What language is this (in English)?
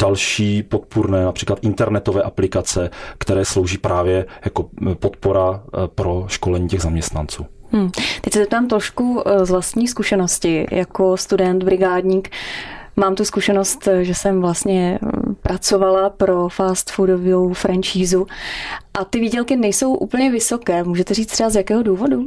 Czech